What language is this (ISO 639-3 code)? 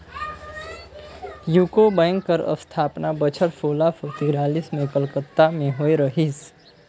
hne